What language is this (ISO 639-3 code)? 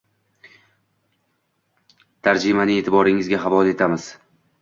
uzb